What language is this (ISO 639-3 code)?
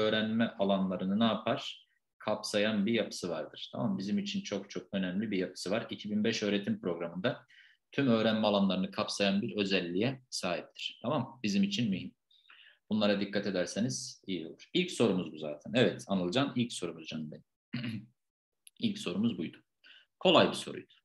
tur